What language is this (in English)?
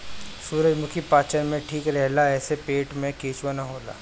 Bhojpuri